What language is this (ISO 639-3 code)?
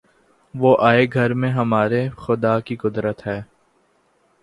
urd